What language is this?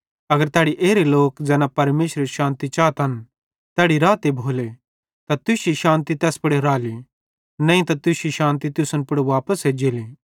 Bhadrawahi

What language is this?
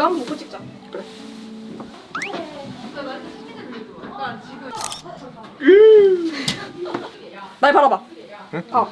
Korean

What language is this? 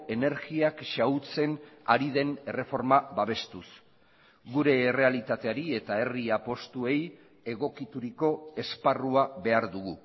Basque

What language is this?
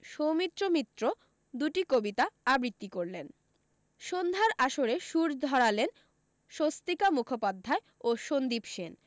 Bangla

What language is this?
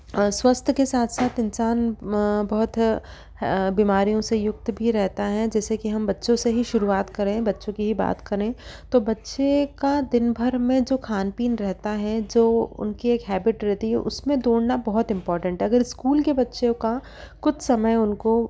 Hindi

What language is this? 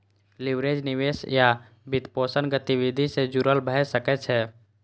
Maithili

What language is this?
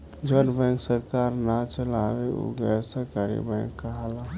Bhojpuri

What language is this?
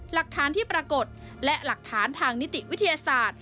Thai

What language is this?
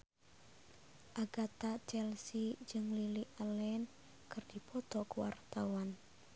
Sundanese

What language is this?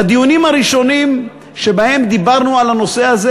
Hebrew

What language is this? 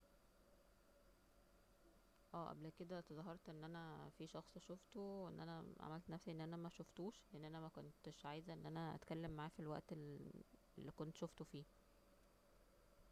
Egyptian Arabic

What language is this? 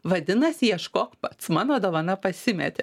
Lithuanian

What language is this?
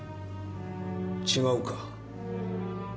Japanese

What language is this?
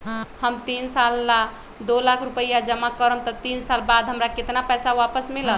Magahi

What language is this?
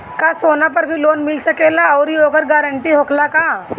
Bhojpuri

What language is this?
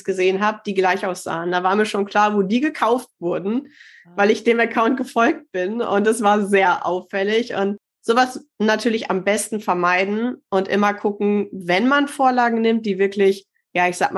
German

